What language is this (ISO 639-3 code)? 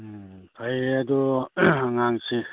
mni